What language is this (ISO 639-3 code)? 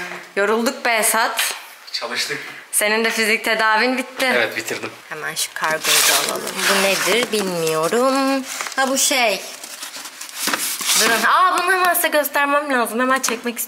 tur